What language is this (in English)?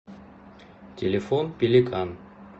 Russian